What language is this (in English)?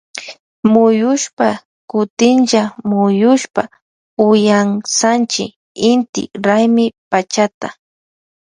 Loja Highland Quichua